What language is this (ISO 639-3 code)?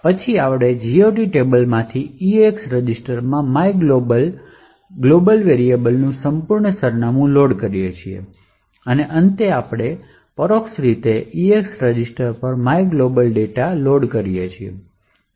guj